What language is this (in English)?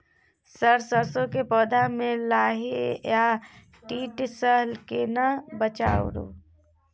Maithili